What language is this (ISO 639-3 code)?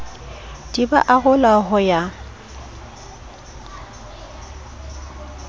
sot